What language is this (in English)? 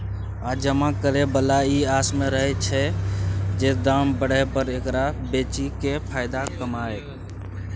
Maithili